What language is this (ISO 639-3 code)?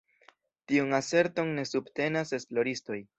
epo